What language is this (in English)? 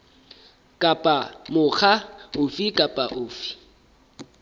Southern Sotho